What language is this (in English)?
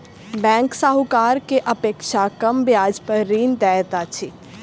Maithili